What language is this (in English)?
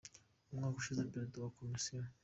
Kinyarwanda